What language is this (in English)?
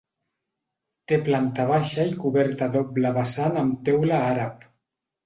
Catalan